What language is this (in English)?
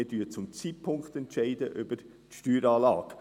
Swiss German